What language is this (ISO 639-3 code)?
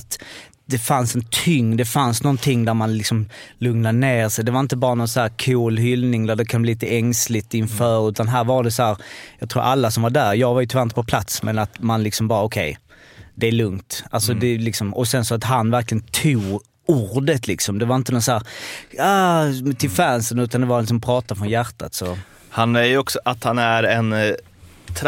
swe